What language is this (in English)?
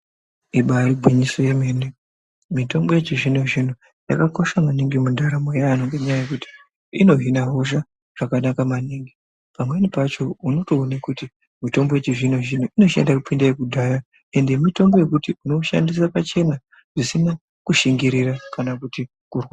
Ndau